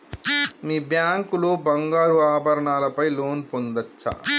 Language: Telugu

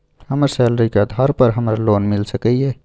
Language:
Maithili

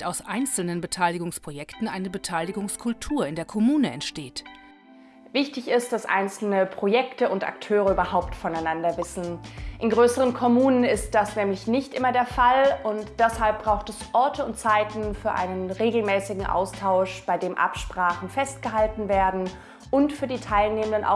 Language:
German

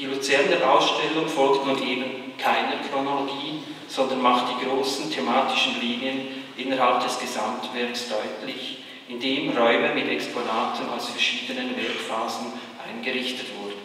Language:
German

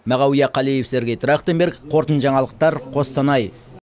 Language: Kazakh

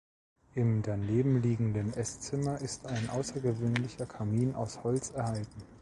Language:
German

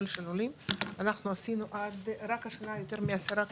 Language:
Hebrew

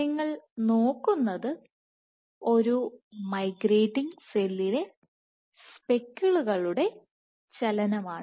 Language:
Malayalam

